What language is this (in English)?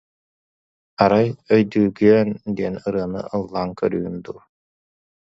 Yakut